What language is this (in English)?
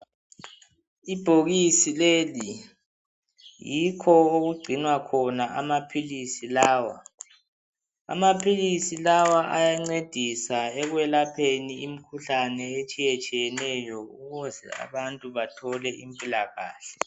North Ndebele